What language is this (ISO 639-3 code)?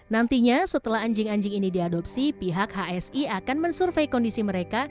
ind